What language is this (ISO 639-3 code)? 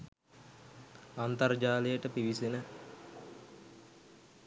sin